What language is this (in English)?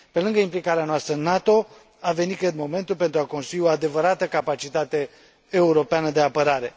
Romanian